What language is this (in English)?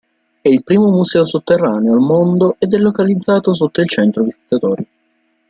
Italian